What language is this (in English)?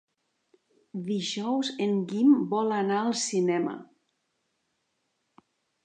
Catalan